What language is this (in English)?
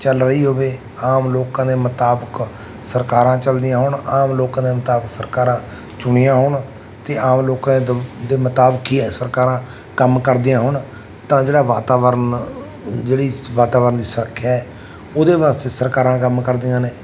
Punjabi